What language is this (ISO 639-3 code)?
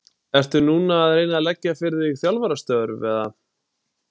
isl